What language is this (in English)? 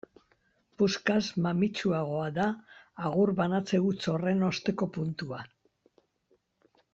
Basque